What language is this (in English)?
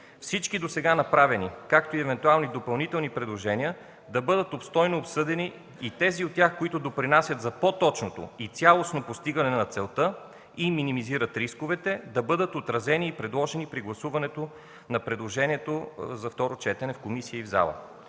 Bulgarian